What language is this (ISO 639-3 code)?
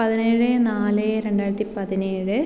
mal